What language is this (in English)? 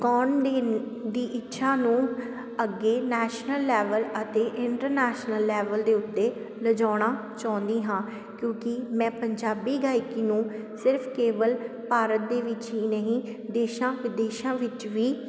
Punjabi